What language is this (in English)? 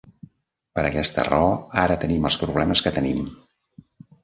Catalan